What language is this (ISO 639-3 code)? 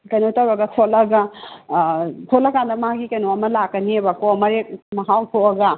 mni